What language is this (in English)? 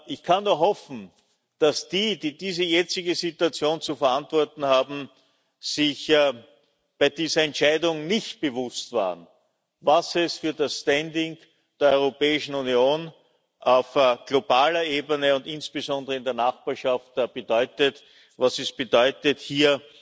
German